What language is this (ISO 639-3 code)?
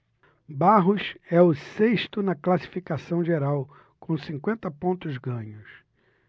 por